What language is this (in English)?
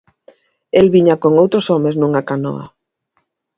Galician